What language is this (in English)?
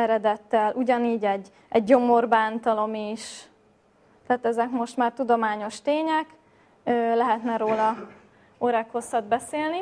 Hungarian